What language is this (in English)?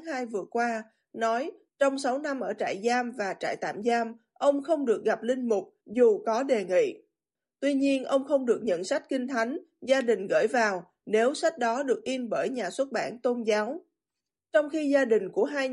Vietnamese